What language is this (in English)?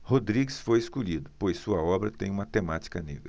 Portuguese